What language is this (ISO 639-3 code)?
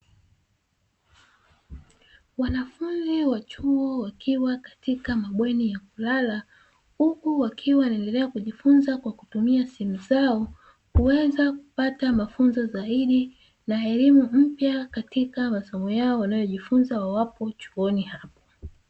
swa